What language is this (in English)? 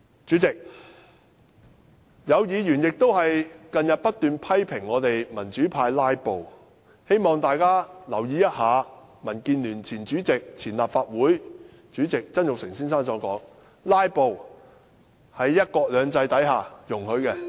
Cantonese